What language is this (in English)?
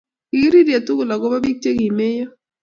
Kalenjin